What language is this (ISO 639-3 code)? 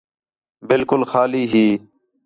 xhe